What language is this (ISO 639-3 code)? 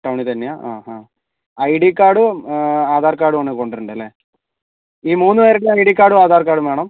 mal